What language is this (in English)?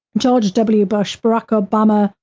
English